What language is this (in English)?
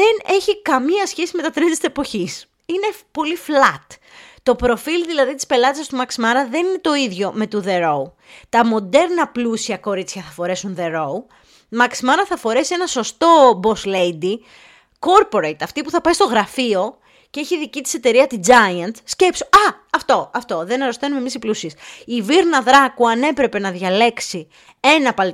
Greek